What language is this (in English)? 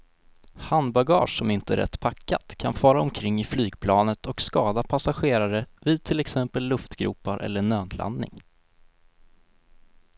Swedish